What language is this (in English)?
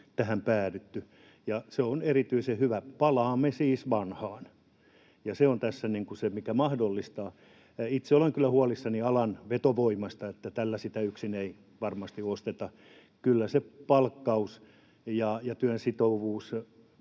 Finnish